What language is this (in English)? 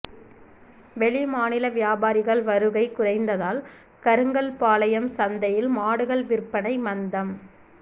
Tamil